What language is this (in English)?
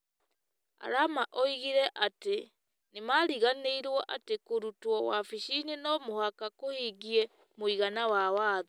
Kikuyu